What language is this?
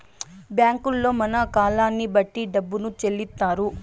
Telugu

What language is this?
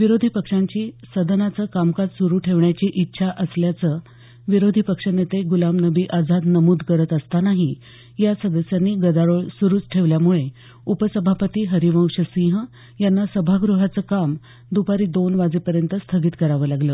Marathi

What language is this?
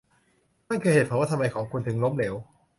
Thai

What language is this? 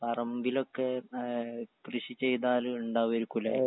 Malayalam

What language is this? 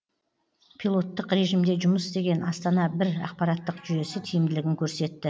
Kazakh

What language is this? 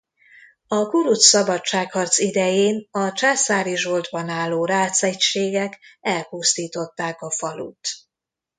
Hungarian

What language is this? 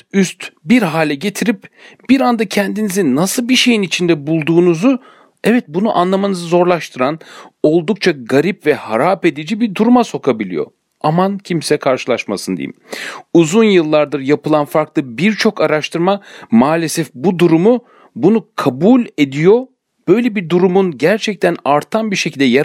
Turkish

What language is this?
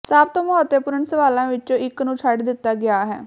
Punjabi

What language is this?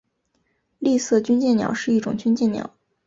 Chinese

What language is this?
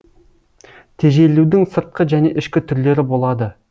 Kazakh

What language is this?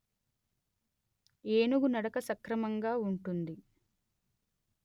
Telugu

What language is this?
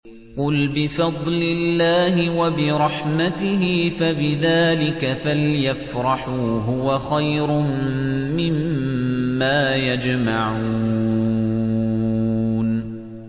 Arabic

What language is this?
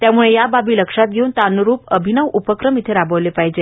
Marathi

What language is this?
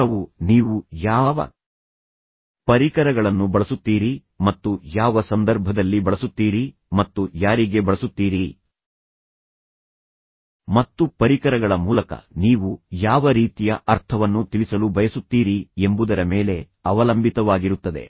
Kannada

